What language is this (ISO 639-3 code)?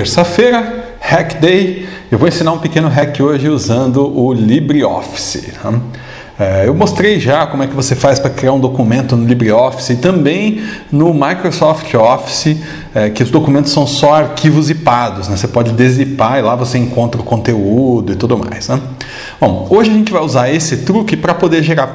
por